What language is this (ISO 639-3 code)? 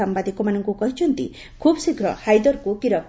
ori